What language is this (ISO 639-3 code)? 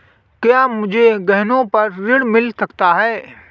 hin